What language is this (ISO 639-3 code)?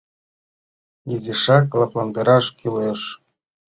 chm